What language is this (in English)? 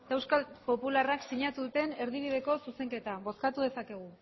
Basque